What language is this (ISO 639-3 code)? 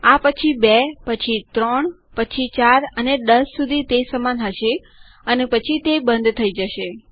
guj